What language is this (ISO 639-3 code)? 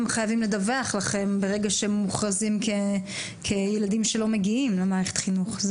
heb